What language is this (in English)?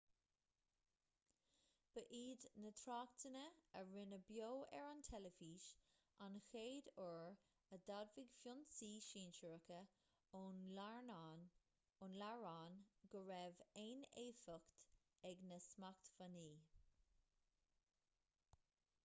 Irish